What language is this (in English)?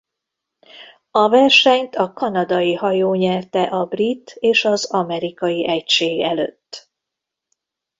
Hungarian